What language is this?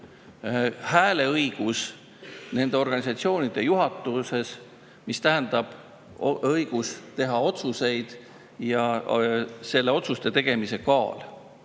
Estonian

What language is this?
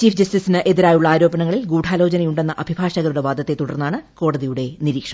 Malayalam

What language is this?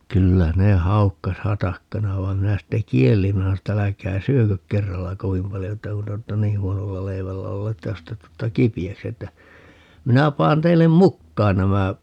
Finnish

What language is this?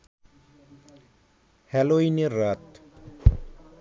Bangla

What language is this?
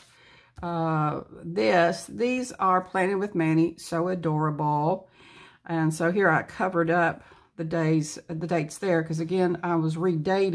English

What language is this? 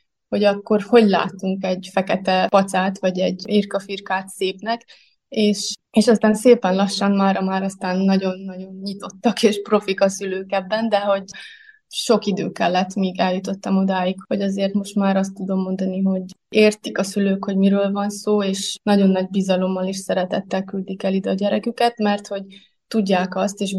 Hungarian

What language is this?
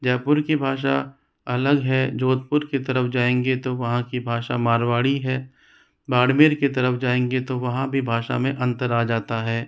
Hindi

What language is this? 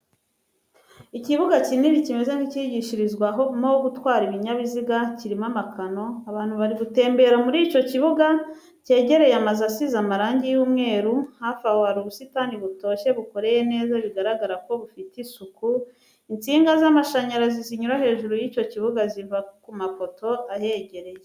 Kinyarwanda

